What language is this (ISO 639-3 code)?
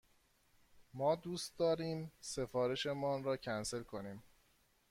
fas